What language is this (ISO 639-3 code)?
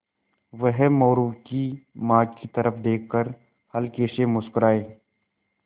hin